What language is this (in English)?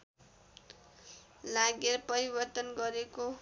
Nepali